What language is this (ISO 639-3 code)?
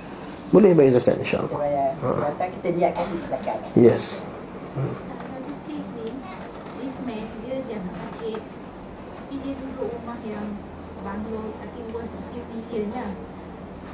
msa